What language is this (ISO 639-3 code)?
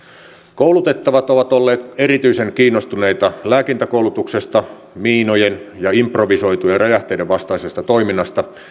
fin